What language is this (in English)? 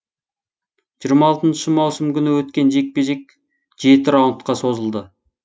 Kazakh